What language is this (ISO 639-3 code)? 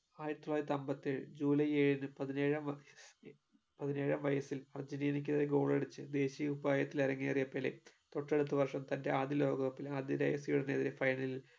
mal